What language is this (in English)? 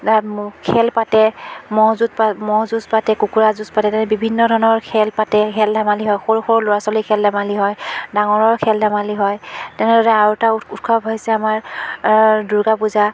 Assamese